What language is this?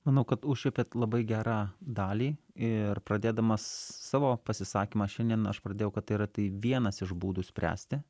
Lithuanian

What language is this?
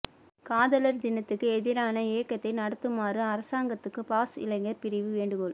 Tamil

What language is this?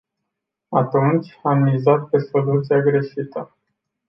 Romanian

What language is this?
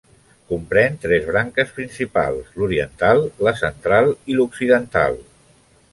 Catalan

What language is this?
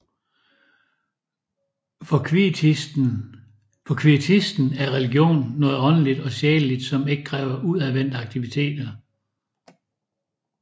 Danish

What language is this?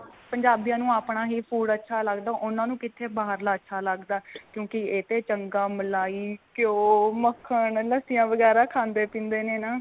Punjabi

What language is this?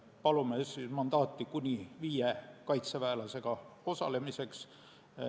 Estonian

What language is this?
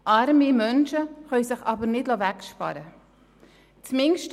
Swiss German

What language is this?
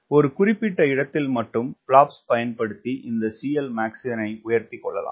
Tamil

